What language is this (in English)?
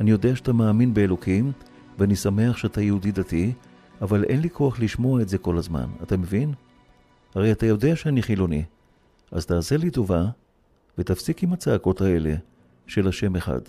Hebrew